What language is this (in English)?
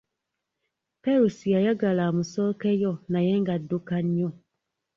Ganda